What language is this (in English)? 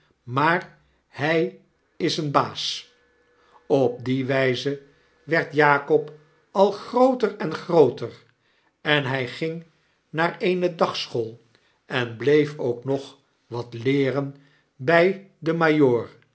Dutch